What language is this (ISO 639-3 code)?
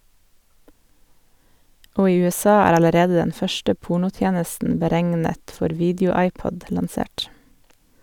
nor